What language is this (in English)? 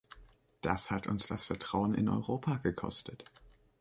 German